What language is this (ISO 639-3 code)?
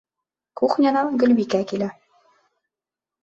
bak